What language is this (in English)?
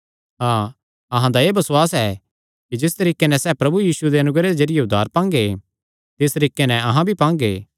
Kangri